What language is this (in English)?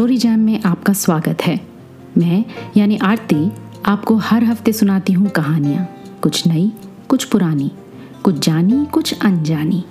Hindi